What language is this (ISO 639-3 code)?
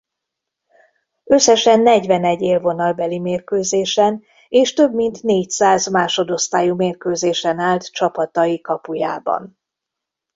hun